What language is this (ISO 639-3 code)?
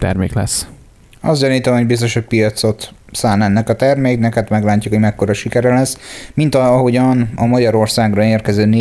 hun